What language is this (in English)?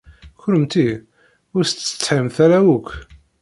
Kabyle